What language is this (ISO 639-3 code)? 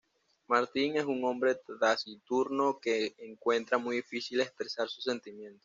spa